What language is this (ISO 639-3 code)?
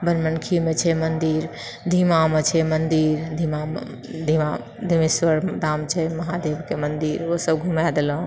mai